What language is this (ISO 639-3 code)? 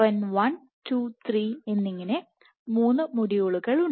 mal